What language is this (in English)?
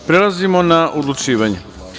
Serbian